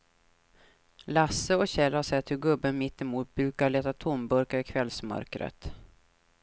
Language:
Swedish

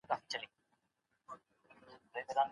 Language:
Pashto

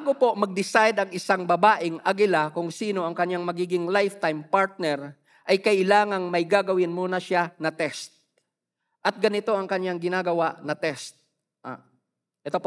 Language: Filipino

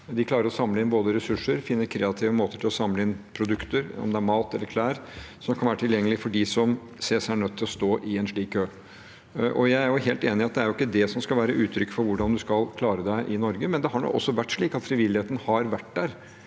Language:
Norwegian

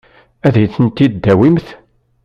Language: Kabyle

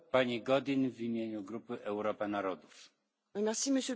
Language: French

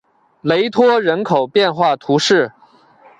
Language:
Chinese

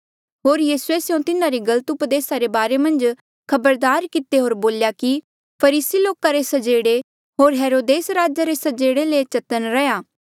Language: Mandeali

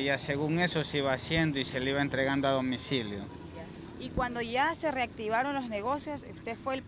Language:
Spanish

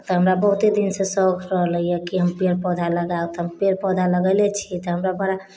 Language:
Maithili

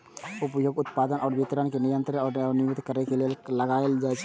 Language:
Maithili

